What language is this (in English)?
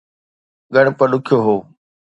Sindhi